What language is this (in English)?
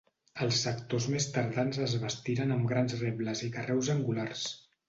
Catalan